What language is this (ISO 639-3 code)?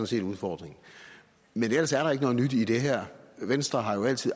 dan